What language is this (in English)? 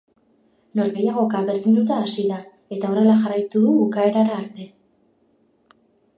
Basque